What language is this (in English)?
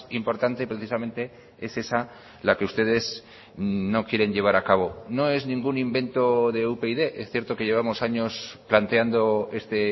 Spanish